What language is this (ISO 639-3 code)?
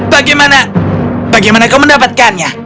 ind